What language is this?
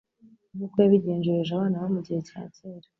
Kinyarwanda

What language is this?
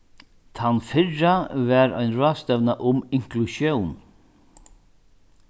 Faroese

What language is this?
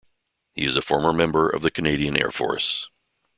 English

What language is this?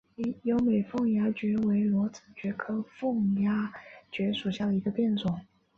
Chinese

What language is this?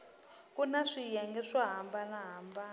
Tsonga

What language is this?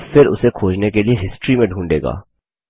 Hindi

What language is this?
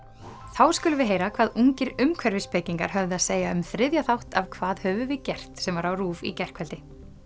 Icelandic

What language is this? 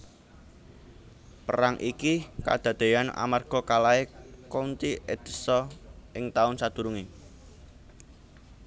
Javanese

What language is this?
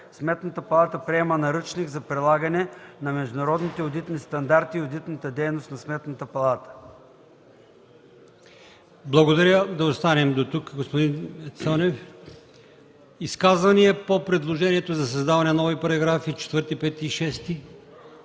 Bulgarian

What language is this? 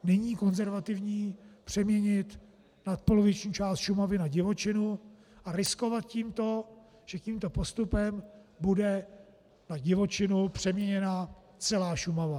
Czech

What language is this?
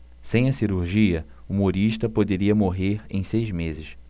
Portuguese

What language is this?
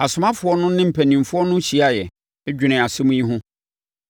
Akan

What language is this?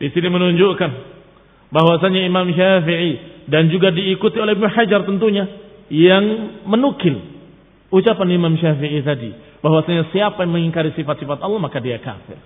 Indonesian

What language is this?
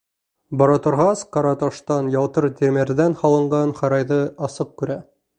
Bashkir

